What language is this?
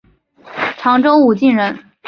Chinese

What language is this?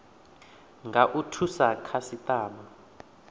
Venda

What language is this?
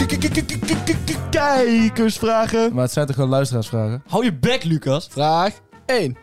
Dutch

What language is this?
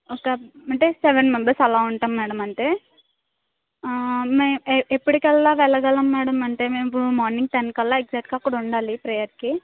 Telugu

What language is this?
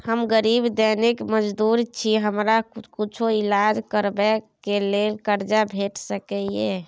Maithili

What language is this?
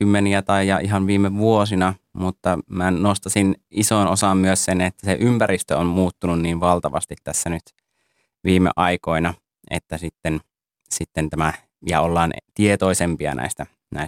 Finnish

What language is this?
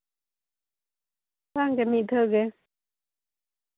Santali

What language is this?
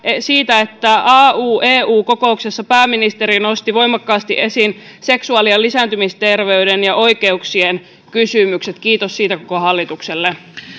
Finnish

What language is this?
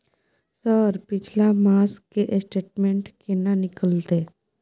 Maithili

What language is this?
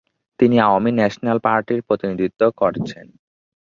Bangla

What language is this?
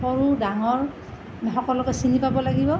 Assamese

